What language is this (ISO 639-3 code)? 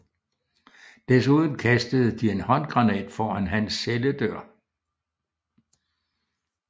dan